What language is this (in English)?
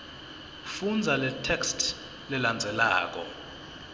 Swati